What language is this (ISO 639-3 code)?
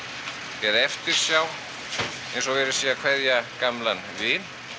isl